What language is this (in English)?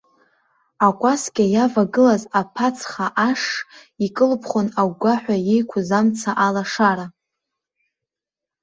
Abkhazian